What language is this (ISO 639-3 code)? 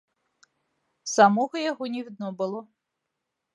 bel